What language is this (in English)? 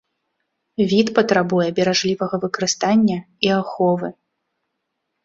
Belarusian